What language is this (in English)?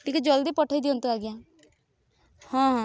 Odia